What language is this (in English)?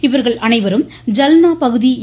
Tamil